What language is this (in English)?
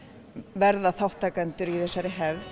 Icelandic